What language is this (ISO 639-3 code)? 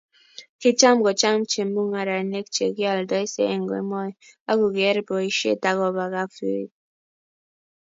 kln